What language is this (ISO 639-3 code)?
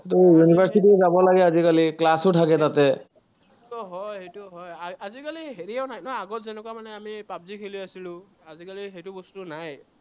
asm